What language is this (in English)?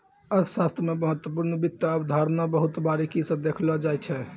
Maithili